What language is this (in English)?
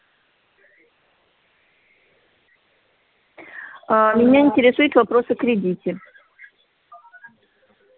Russian